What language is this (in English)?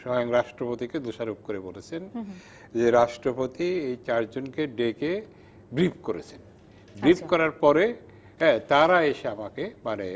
Bangla